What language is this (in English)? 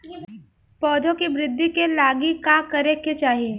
Bhojpuri